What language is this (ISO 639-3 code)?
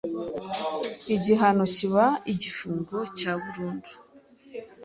kin